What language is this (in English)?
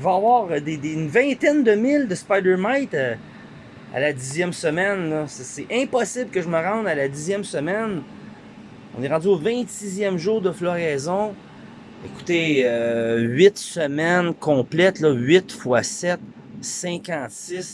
French